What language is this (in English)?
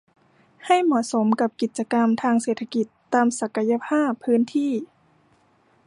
Thai